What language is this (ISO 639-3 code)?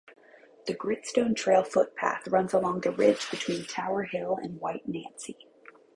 eng